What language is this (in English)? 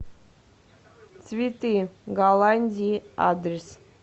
Russian